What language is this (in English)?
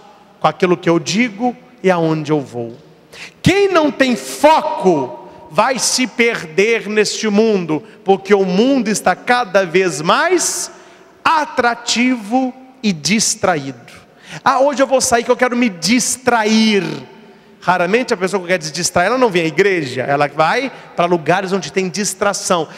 Portuguese